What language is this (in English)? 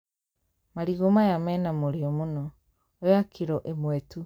Kikuyu